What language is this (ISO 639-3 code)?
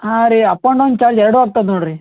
kan